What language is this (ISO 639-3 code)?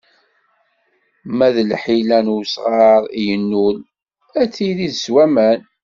kab